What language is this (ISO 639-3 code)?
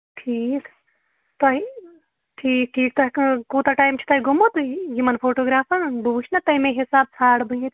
kas